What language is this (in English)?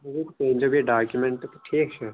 Kashmiri